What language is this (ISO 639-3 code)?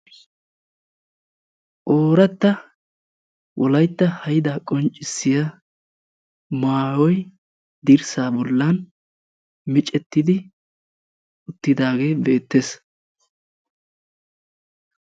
wal